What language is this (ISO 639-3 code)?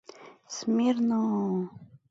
chm